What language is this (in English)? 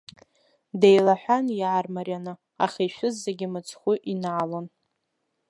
Abkhazian